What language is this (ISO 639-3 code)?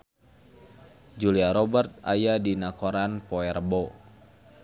sun